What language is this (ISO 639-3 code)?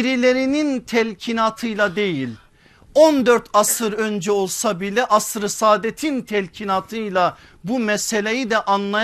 tur